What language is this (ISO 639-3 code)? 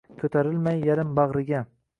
uzb